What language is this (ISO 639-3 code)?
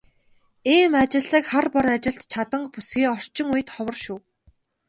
mon